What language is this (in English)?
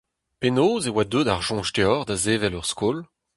Breton